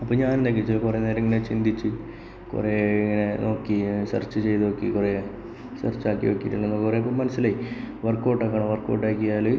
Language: Malayalam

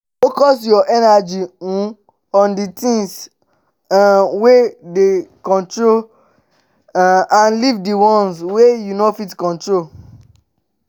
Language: Nigerian Pidgin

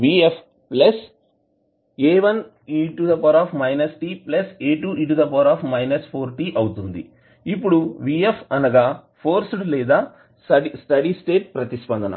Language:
Telugu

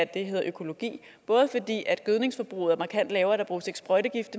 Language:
Danish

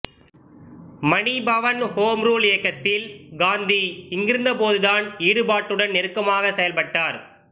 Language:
Tamil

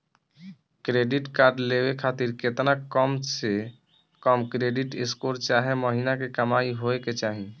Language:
Bhojpuri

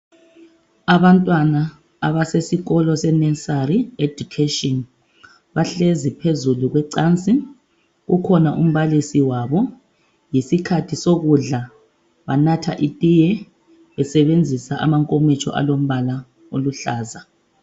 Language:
North Ndebele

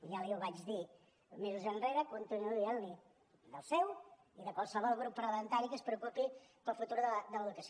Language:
Catalan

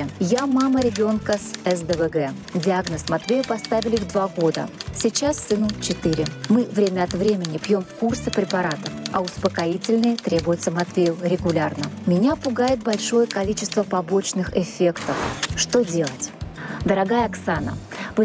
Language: Russian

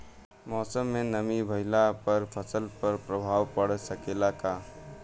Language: Bhojpuri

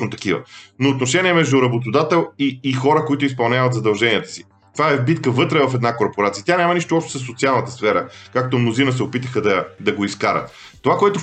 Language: Bulgarian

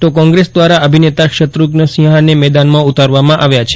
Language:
Gujarati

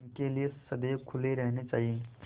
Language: Hindi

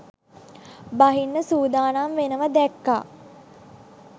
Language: Sinhala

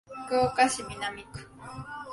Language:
Japanese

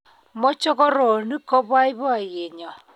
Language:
Kalenjin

